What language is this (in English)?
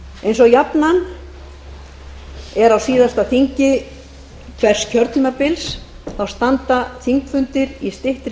Icelandic